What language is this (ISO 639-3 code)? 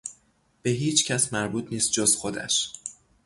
fas